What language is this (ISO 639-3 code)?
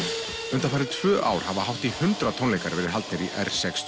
isl